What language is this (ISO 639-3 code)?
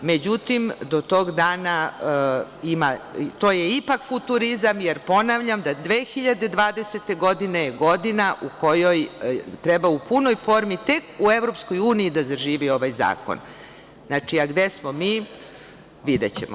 srp